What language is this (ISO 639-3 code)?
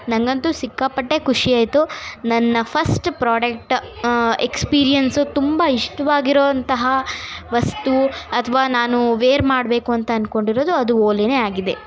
kan